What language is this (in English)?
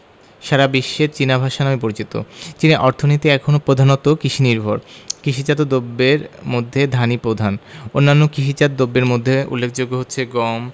Bangla